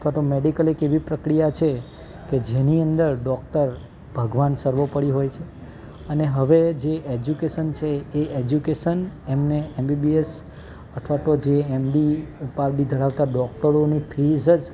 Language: Gujarati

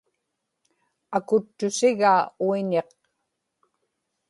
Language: Inupiaq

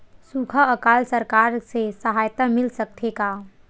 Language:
Chhattisgarhi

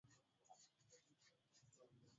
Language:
Swahili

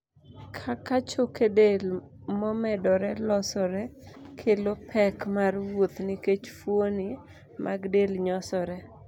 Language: Luo (Kenya and Tanzania)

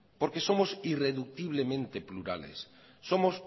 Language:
Spanish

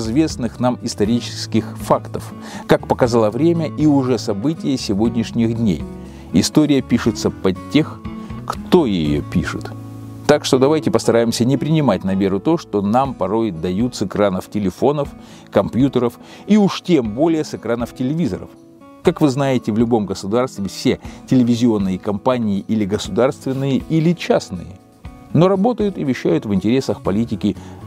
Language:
Russian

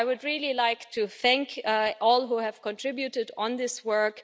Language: English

